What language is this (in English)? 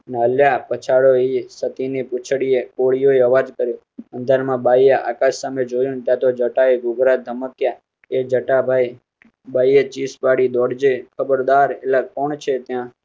Gujarati